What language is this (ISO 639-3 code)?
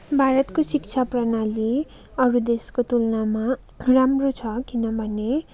nep